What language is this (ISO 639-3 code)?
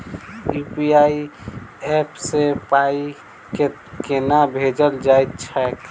mai